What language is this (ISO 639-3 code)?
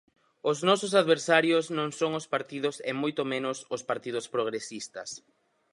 glg